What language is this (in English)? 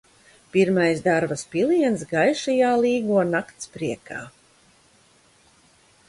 Latvian